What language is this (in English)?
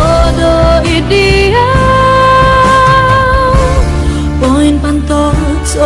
Vietnamese